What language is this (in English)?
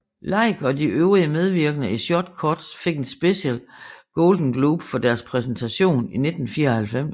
Danish